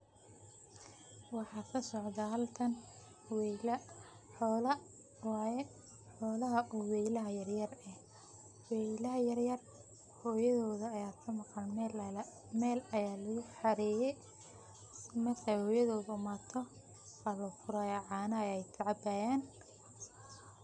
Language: Somali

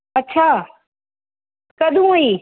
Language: Dogri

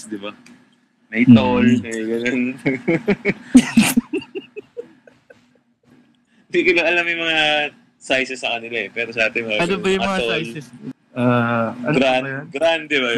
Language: Filipino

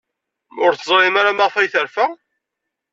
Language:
Kabyle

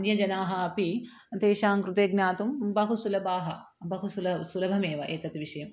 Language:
Sanskrit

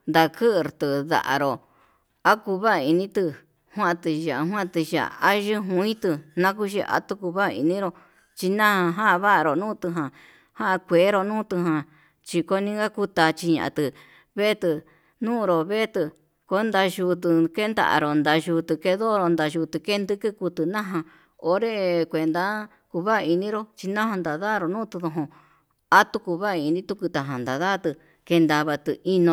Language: Yutanduchi Mixtec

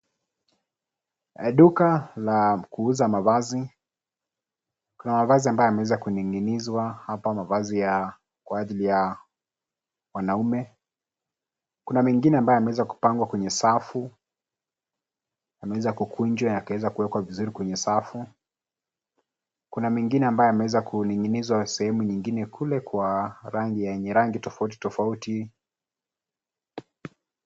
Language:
Swahili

